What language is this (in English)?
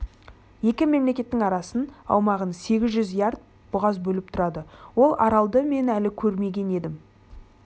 Kazakh